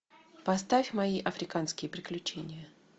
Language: Russian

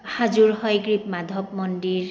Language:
Assamese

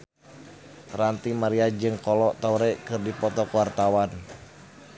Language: Sundanese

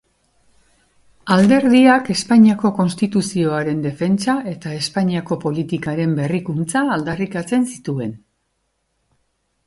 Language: Basque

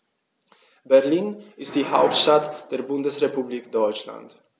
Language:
German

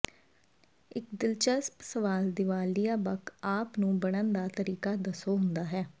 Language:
Punjabi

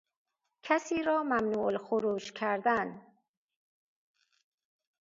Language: Persian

